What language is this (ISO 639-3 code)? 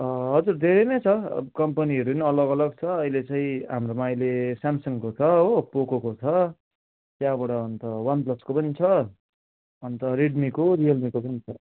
nep